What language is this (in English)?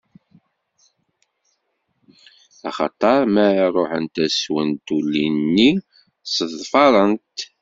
Kabyle